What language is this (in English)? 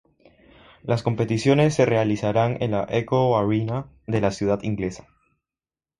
Spanish